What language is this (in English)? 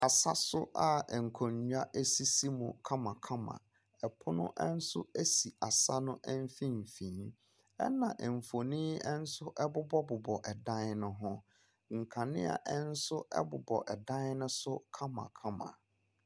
Akan